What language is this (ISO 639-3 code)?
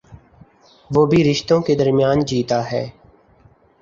urd